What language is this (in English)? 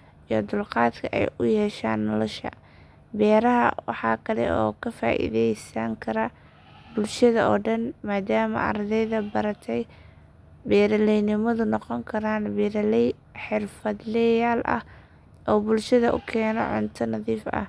Somali